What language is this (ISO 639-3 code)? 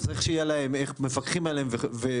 heb